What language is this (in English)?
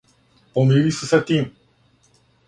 Serbian